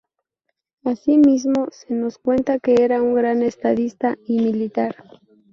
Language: Spanish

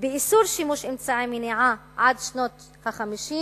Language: Hebrew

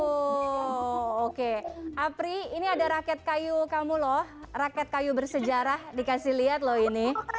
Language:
Indonesian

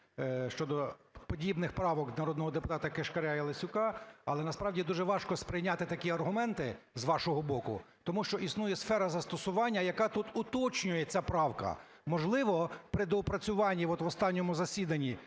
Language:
Ukrainian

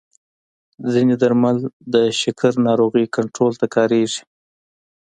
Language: Pashto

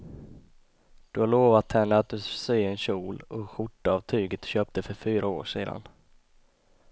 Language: Swedish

